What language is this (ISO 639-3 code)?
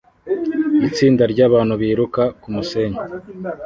kin